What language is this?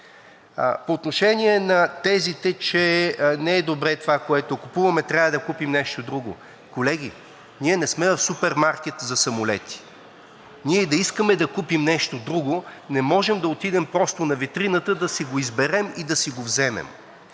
Bulgarian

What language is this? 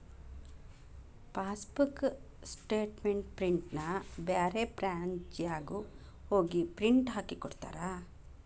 Kannada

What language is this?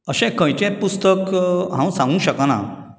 Konkani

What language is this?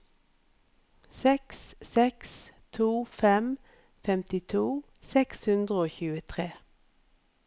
Norwegian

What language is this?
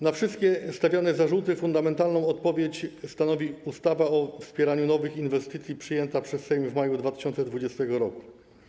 Polish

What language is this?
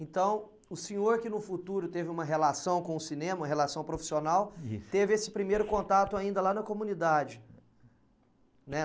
Portuguese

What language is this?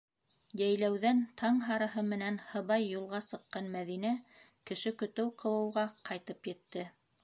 Bashkir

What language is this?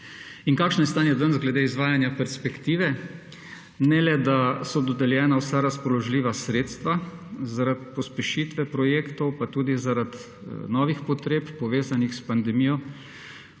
Slovenian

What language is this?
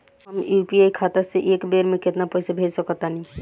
Bhojpuri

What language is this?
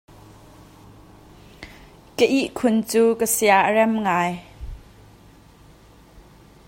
Hakha Chin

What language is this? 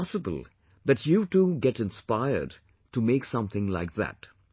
English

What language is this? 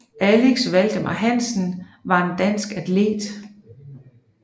Danish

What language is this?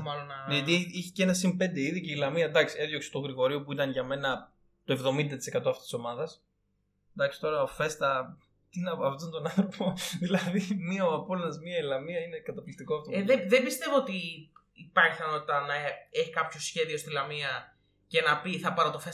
Greek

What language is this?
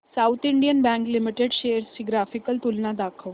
Marathi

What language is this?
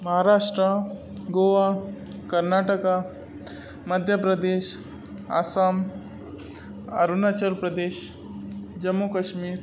Konkani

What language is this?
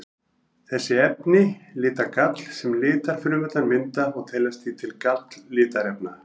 Icelandic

